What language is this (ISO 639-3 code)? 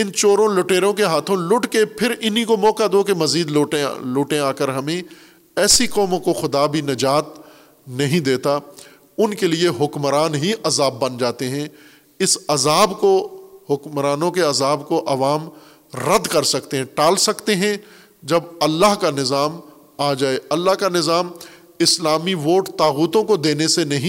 urd